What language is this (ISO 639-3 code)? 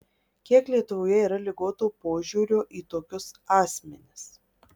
lit